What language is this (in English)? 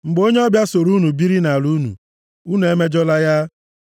Igbo